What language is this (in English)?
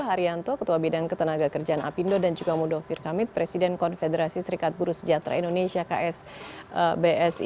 Indonesian